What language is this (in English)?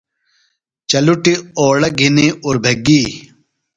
Phalura